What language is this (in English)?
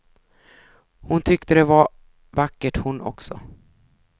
Swedish